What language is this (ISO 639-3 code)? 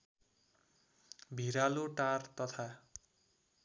nep